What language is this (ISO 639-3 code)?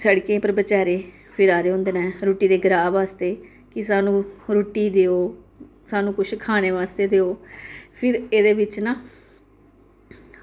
doi